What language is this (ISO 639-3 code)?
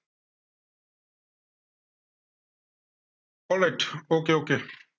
asm